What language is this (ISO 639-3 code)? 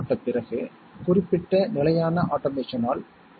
tam